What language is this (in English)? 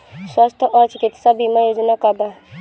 Bhojpuri